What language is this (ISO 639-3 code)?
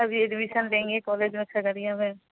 urd